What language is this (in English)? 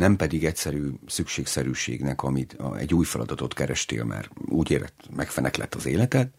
Hungarian